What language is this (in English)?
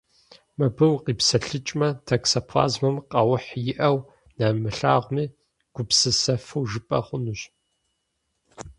Kabardian